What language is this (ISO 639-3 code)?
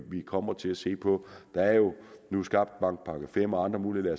dan